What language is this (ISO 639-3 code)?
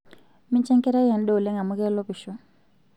mas